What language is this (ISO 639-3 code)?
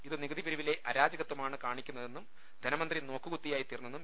mal